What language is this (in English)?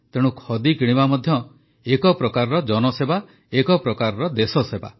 Odia